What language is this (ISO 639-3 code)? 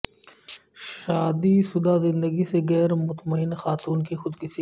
urd